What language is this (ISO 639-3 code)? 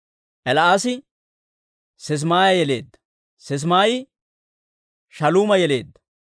dwr